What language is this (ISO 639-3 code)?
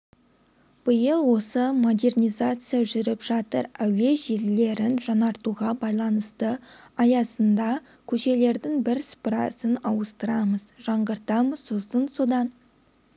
kaz